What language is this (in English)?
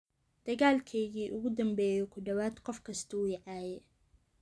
Somali